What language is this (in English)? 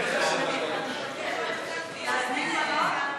Hebrew